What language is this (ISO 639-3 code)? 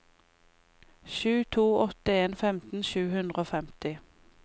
nor